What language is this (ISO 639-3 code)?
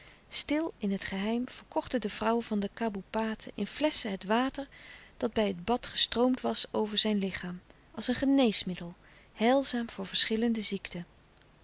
nld